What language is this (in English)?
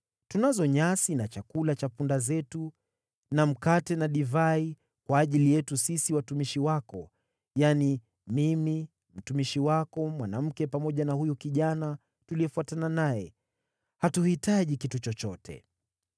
Swahili